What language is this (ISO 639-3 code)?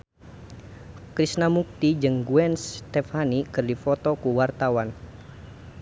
sun